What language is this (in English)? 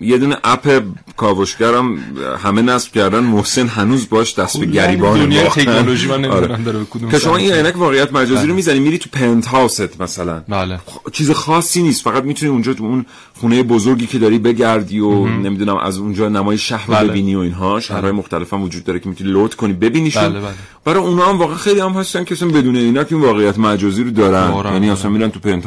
Persian